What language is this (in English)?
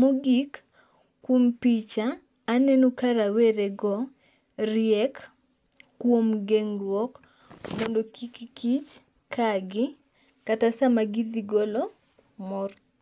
Luo (Kenya and Tanzania)